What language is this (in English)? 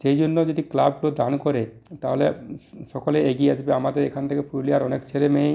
Bangla